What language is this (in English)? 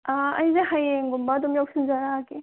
Manipuri